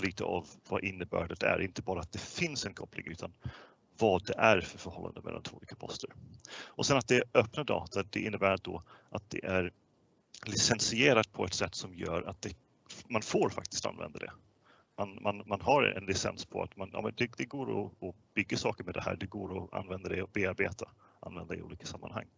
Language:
Swedish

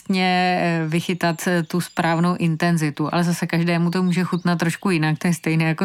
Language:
Czech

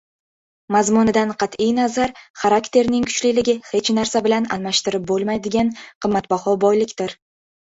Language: Uzbek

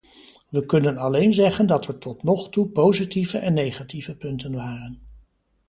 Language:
Dutch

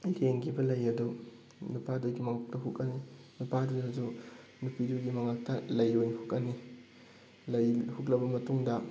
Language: Manipuri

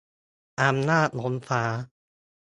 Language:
Thai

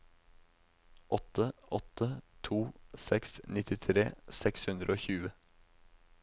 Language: Norwegian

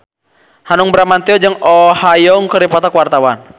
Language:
Sundanese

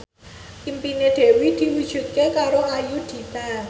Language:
Javanese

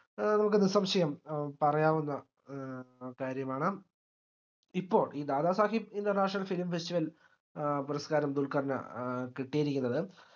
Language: Malayalam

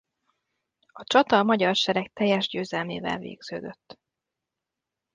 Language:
Hungarian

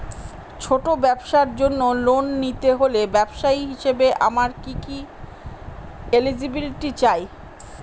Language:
Bangla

